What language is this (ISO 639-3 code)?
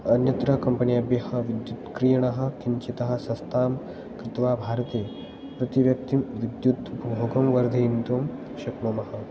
san